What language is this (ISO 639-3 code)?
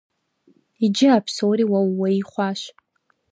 kbd